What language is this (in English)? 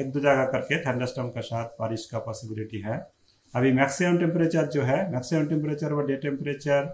Hindi